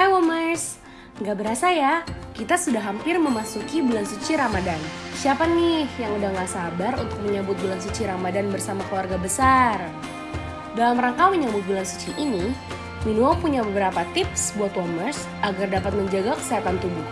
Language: Indonesian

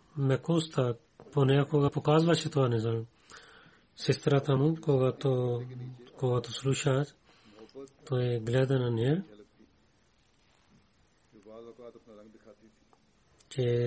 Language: Bulgarian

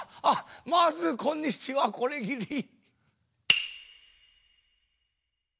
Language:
Japanese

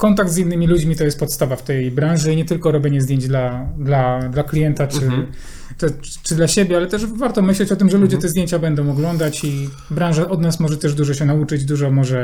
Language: Polish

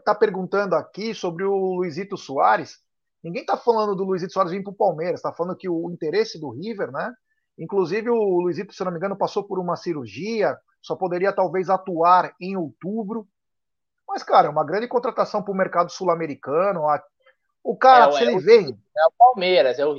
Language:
Portuguese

